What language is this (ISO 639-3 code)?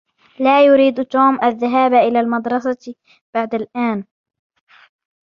ara